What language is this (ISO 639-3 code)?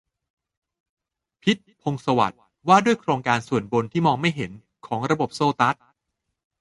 tha